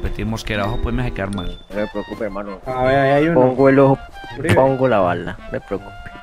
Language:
Spanish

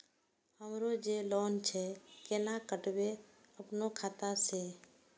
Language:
Maithili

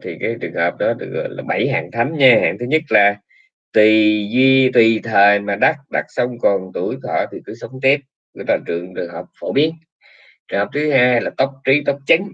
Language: Vietnamese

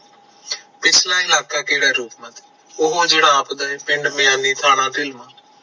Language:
Punjabi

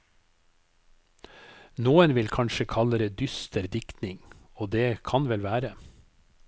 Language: Norwegian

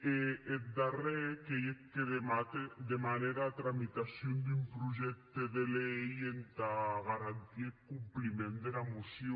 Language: Catalan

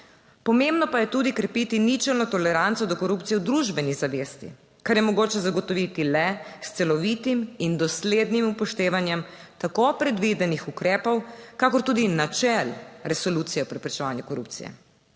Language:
Slovenian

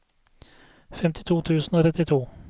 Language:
Norwegian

